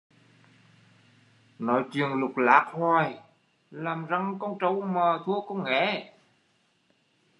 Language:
Vietnamese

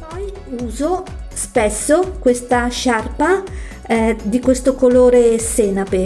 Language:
Italian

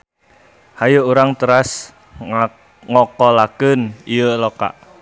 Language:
Sundanese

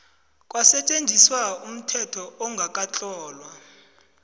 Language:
South Ndebele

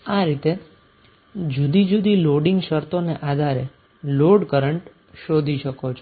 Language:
Gujarati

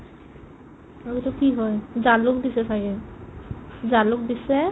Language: Assamese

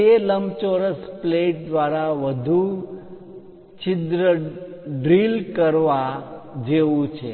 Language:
Gujarati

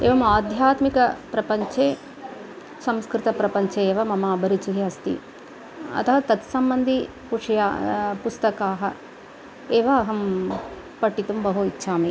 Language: Sanskrit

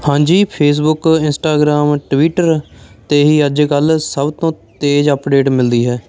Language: Punjabi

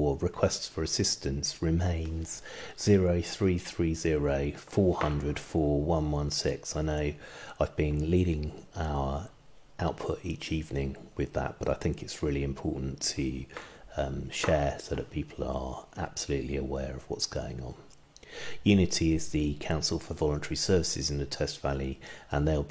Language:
English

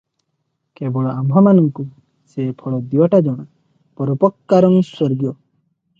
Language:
Odia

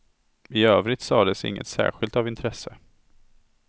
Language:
Swedish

